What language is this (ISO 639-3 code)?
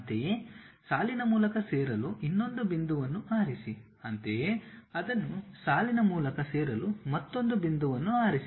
kan